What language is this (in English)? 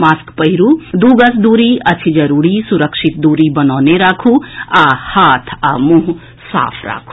Maithili